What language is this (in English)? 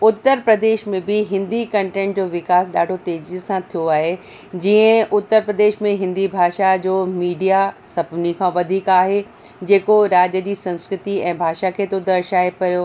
Sindhi